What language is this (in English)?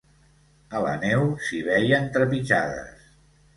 Catalan